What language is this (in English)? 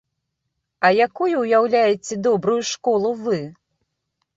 Belarusian